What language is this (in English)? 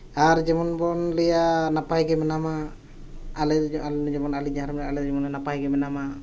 Santali